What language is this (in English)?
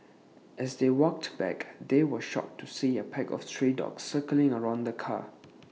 English